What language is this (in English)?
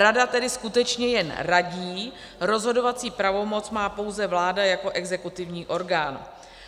Czech